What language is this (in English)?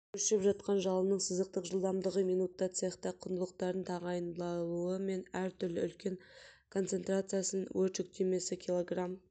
Kazakh